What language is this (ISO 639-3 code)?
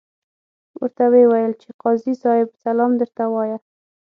pus